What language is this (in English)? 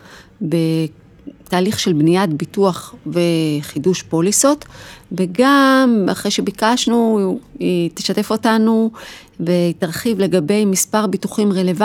Hebrew